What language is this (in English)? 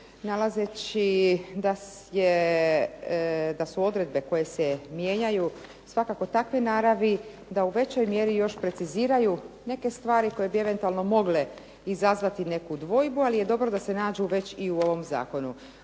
Croatian